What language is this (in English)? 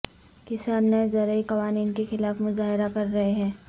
Urdu